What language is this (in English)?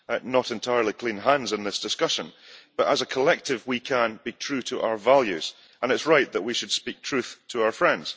English